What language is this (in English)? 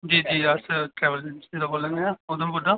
Dogri